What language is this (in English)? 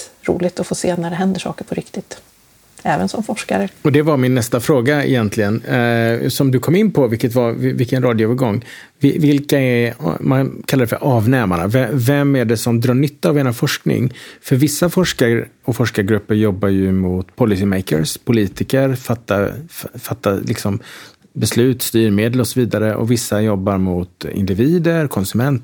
Swedish